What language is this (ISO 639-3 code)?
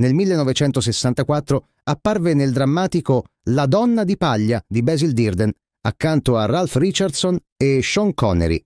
ita